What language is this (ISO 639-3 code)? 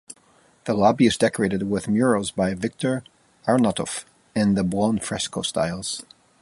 eng